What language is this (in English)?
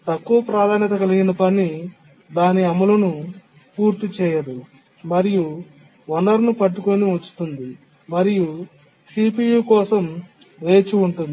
Telugu